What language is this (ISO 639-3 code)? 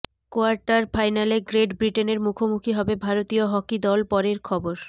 ben